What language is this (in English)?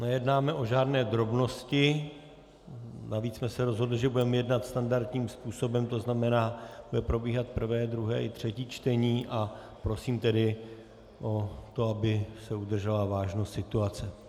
Czech